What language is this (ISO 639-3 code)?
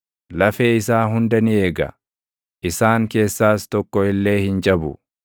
orm